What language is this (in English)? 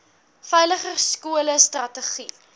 Afrikaans